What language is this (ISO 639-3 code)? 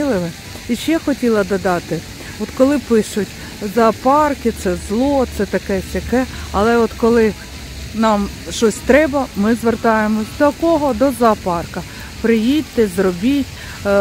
ukr